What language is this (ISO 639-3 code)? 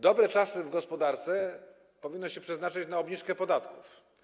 pol